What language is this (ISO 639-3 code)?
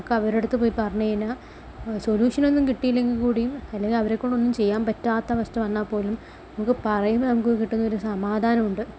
mal